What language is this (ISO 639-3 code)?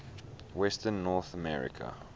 eng